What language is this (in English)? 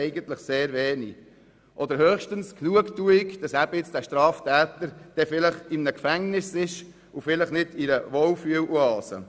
Swiss German